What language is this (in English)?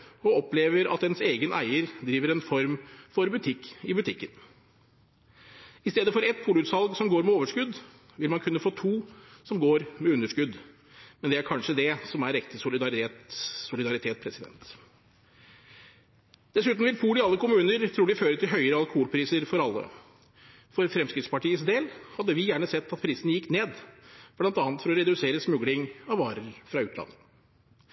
Norwegian Bokmål